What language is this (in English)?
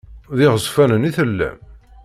Kabyle